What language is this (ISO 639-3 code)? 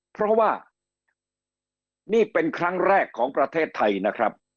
tha